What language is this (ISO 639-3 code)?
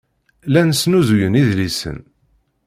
kab